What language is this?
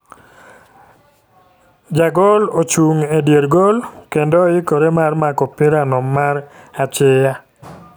Luo (Kenya and Tanzania)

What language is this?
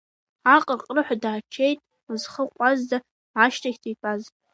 Abkhazian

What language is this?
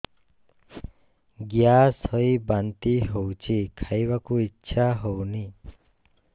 Odia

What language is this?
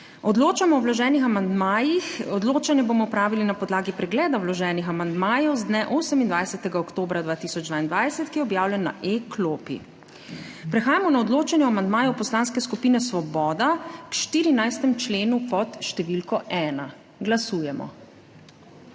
Slovenian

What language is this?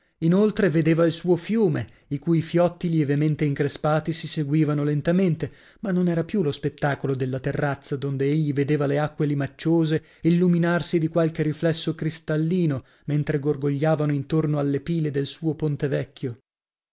Italian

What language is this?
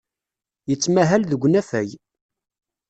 Kabyle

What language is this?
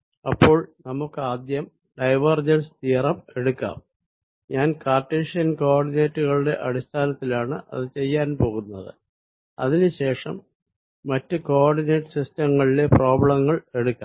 Malayalam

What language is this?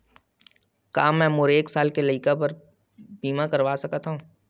Chhattisgarhi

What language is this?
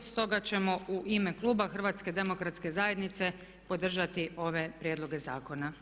Croatian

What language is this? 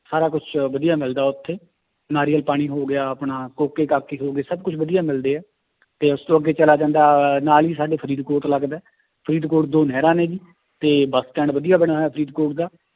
Punjabi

